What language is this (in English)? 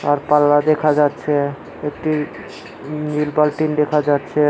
Bangla